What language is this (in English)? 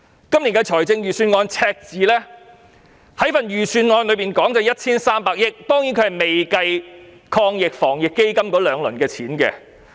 Cantonese